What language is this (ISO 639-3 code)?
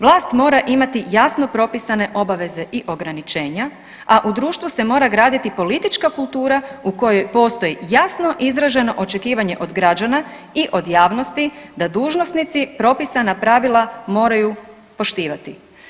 hrv